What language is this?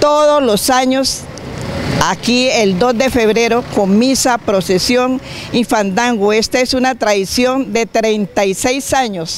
Spanish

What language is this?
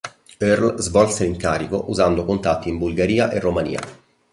Italian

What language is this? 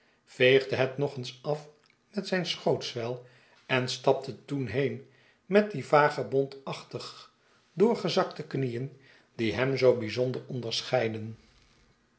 Dutch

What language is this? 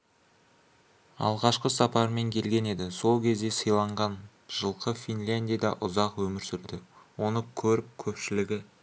Kazakh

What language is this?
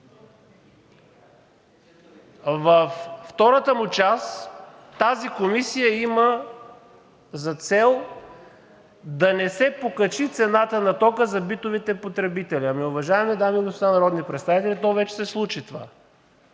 Bulgarian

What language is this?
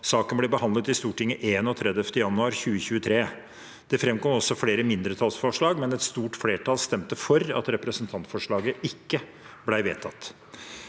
Norwegian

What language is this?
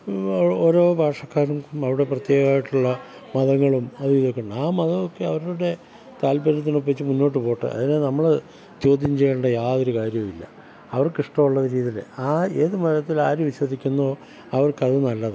Malayalam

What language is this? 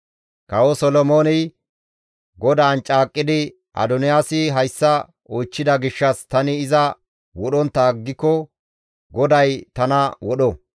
Gamo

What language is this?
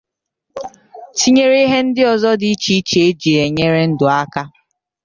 Igbo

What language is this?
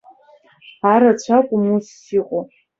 Abkhazian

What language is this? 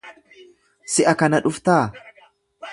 Oromo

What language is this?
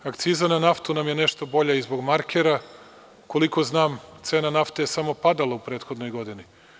Serbian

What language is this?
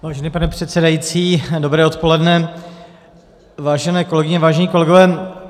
Czech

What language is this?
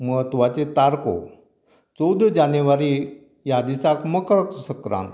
Konkani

